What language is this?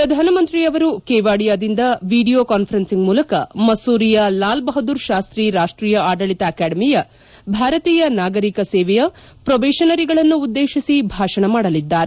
Kannada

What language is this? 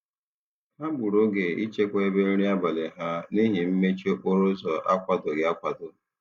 Igbo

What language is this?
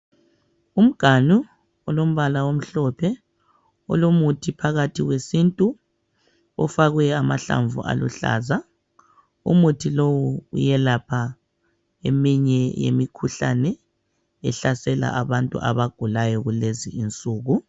North Ndebele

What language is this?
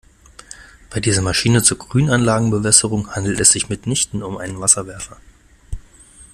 German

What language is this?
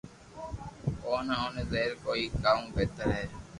Loarki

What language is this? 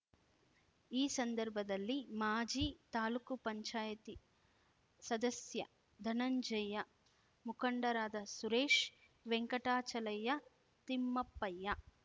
Kannada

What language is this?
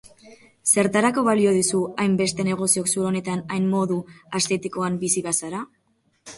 Basque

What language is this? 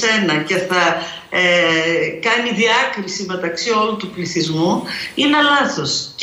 Greek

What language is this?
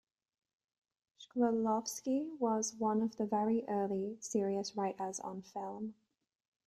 English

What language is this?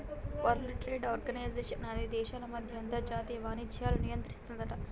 Telugu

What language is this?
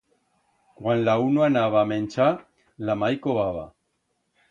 Aragonese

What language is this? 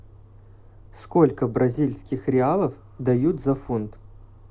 Russian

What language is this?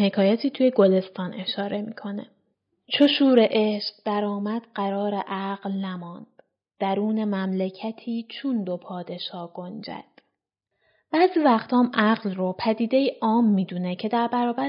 Persian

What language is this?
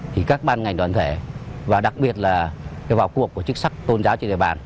Vietnamese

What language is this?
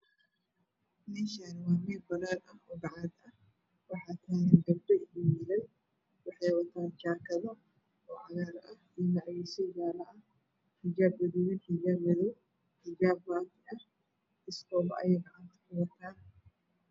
Somali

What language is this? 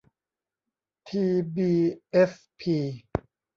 Thai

